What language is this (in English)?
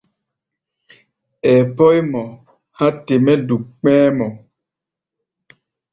Gbaya